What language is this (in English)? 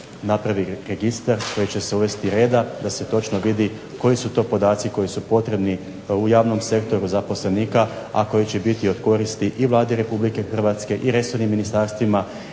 Croatian